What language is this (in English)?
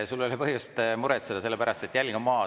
Estonian